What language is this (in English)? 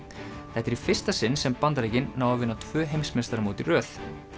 Icelandic